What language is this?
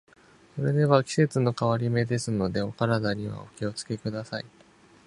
Japanese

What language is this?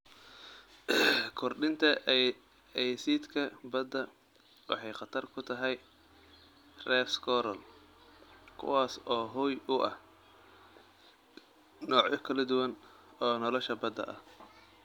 Somali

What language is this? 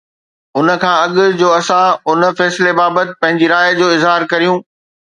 Sindhi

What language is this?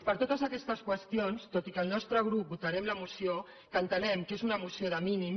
Catalan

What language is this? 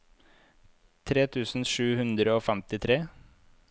Norwegian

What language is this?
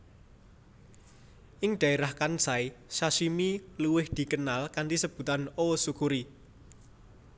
Javanese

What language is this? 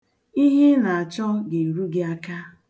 Igbo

